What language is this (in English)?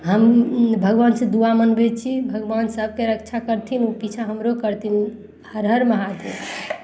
Maithili